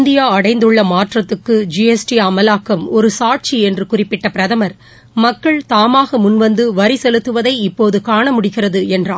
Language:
Tamil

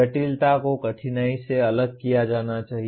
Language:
Hindi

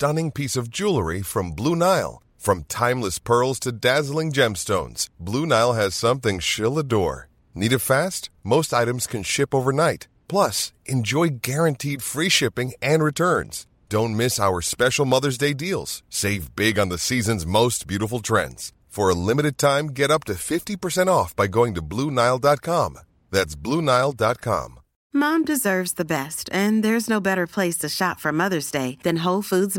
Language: Urdu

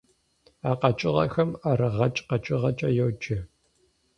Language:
Kabardian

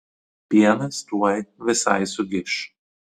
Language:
Lithuanian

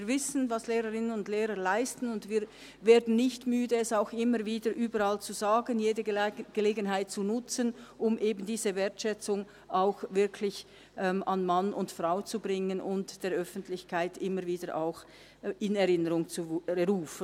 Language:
Swiss German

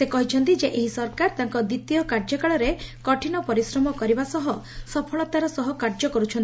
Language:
Odia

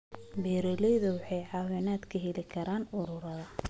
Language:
Somali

